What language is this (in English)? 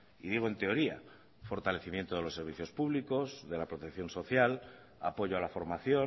Spanish